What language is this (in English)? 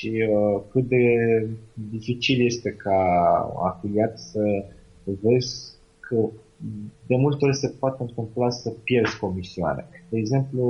Romanian